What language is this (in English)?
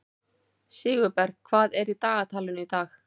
Icelandic